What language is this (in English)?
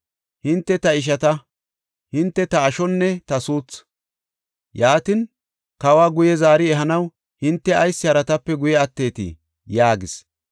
Gofa